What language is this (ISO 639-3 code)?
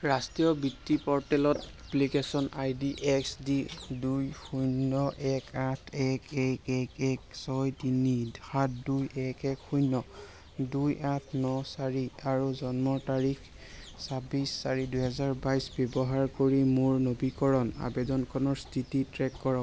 asm